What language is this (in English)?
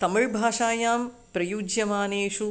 Sanskrit